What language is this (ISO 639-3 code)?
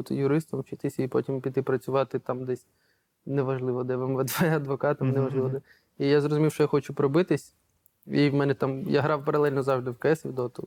ukr